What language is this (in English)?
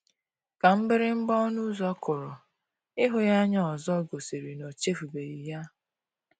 Igbo